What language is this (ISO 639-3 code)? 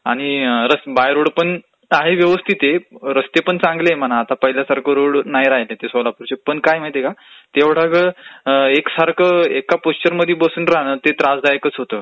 mar